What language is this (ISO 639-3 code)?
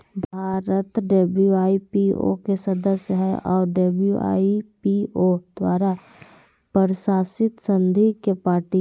mag